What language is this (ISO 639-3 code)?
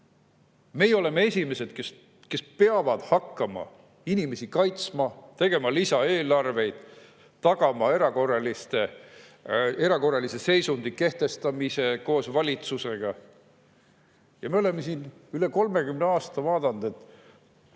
est